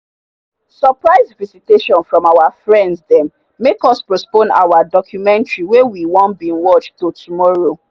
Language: Nigerian Pidgin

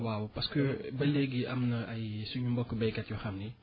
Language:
Wolof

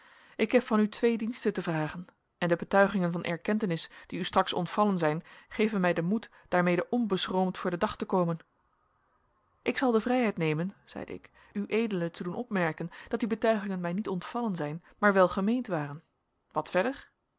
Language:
Dutch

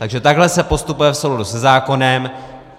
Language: Czech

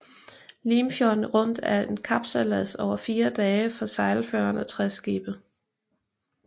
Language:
Danish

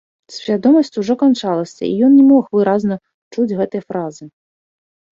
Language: Belarusian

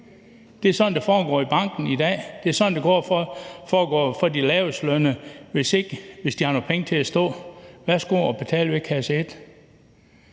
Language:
Danish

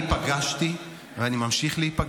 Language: Hebrew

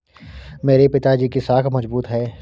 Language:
Hindi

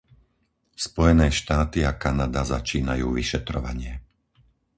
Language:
Slovak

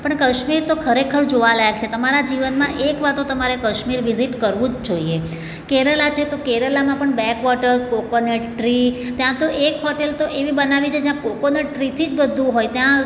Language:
Gujarati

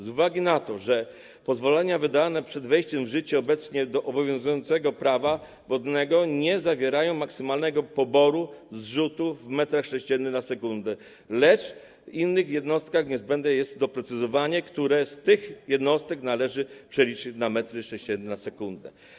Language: Polish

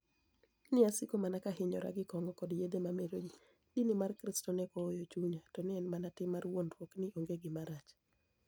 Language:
Luo (Kenya and Tanzania)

